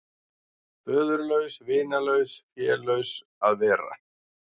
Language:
Icelandic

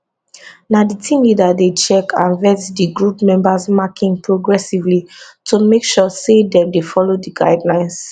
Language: Nigerian Pidgin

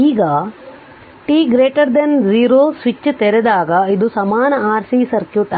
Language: Kannada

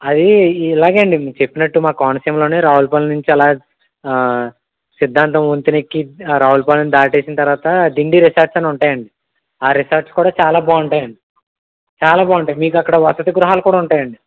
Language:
Telugu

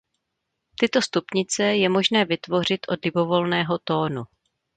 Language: Czech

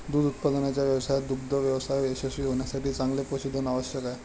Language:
Marathi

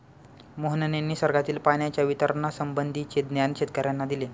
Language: Marathi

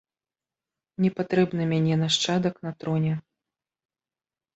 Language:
Belarusian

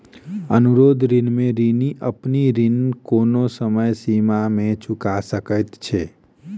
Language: Maithili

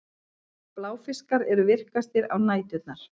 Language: Icelandic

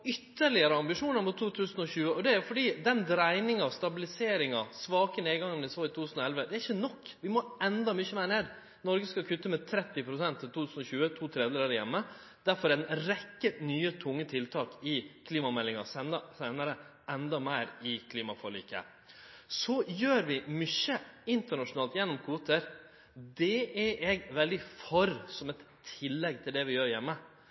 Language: Norwegian Nynorsk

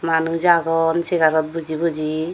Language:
Chakma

